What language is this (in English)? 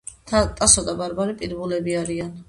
Georgian